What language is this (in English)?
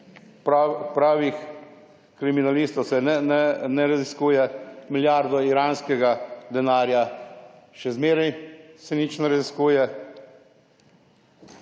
Slovenian